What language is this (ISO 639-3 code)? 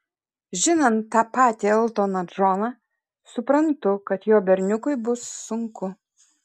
lit